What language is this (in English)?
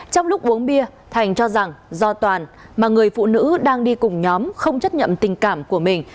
Vietnamese